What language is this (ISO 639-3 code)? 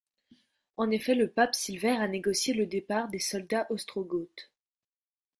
fra